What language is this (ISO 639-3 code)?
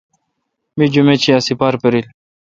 xka